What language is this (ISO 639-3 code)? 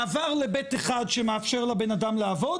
heb